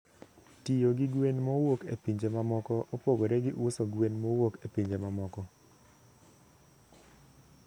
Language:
Luo (Kenya and Tanzania)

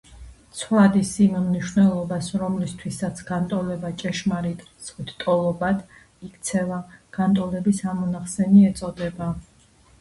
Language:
Georgian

